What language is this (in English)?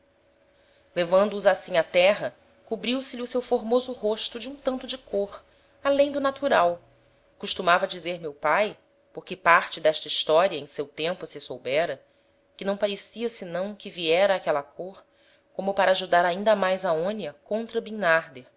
Portuguese